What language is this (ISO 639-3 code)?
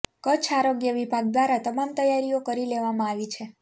guj